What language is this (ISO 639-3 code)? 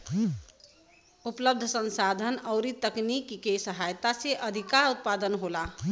bho